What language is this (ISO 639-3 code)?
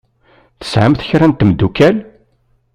kab